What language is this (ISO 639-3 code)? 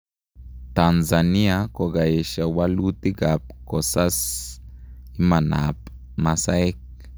kln